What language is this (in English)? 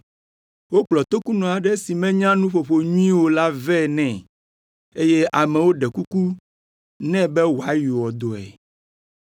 Ewe